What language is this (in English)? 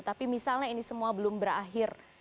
Indonesian